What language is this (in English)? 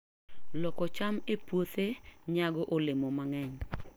Luo (Kenya and Tanzania)